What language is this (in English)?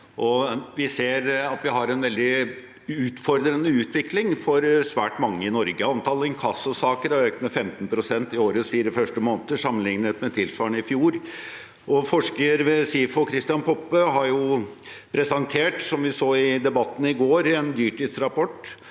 Norwegian